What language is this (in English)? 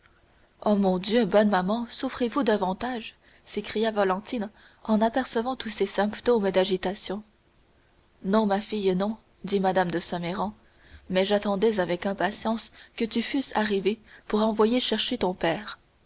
French